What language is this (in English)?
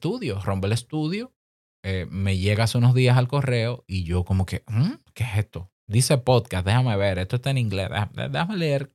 Spanish